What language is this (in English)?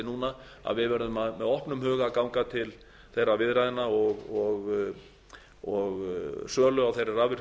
Icelandic